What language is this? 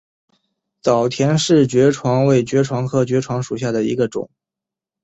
Chinese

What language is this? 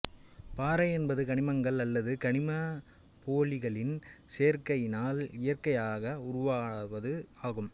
Tamil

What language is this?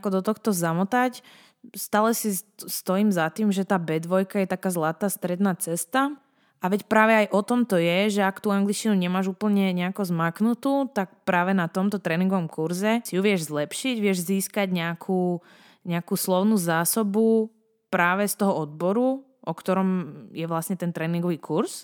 Slovak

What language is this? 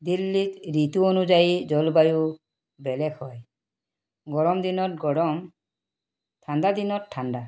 Assamese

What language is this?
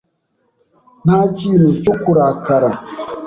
Kinyarwanda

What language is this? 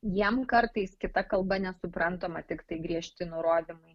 Lithuanian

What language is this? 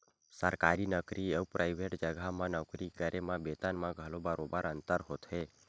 Chhattisgarhi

